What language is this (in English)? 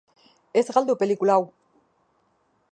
Basque